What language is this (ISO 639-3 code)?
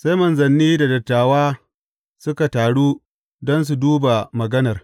hau